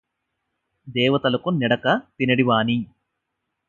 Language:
Telugu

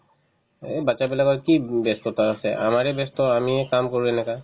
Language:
Assamese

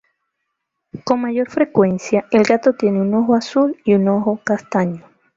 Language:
Spanish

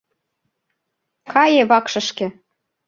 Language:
Mari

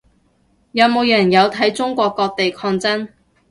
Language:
Cantonese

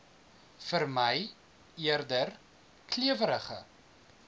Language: Afrikaans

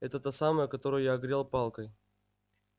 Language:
Russian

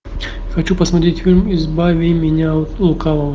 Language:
Russian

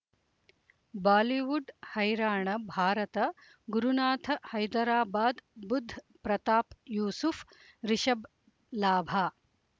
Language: Kannada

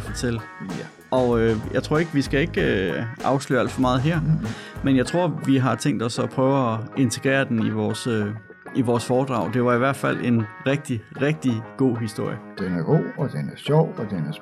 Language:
Danish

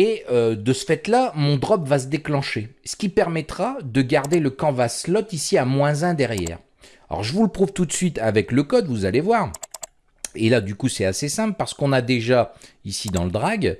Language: French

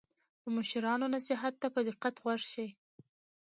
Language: Pashto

